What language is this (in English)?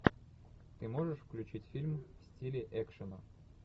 Russian